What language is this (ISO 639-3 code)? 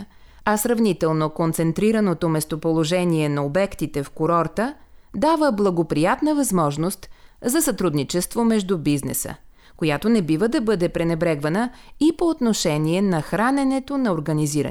bul